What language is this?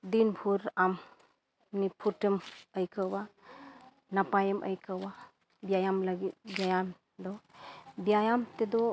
Santali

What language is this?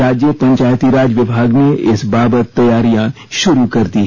Hindi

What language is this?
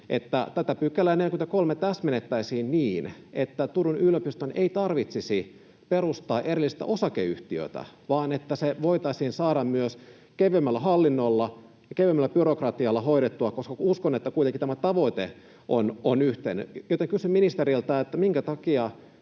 Finnish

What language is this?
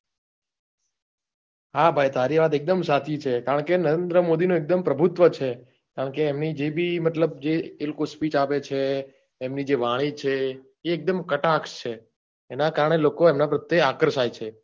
Gujarati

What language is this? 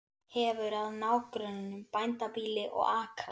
Icelandic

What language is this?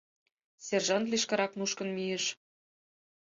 Mari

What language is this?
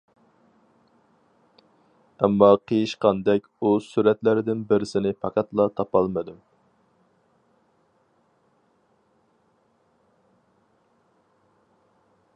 Uyghur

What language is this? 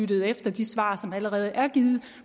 Danish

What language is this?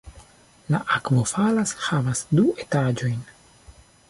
Esperanto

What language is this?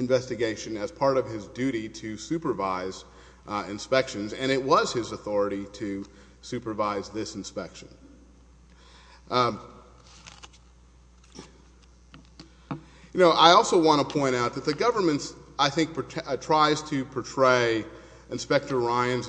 English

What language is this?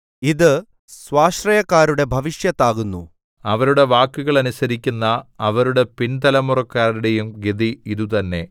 Malayalam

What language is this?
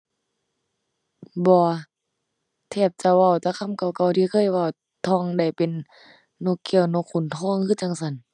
Thai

